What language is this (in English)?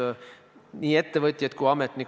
Estonian